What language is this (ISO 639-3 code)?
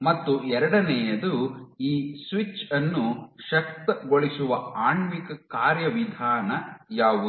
kan